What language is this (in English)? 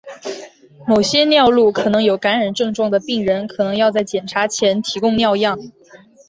Chinese